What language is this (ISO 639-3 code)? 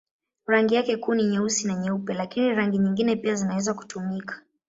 swa